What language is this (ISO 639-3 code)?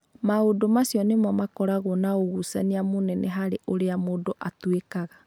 kik